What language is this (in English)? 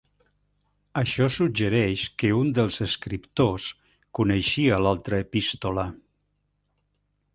Catalan